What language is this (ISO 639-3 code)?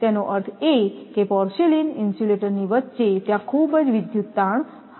guj